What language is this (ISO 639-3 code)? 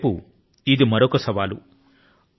tel